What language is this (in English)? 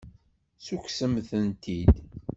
Kabyle